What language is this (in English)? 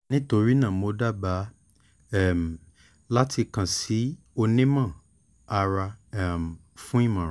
Yoruba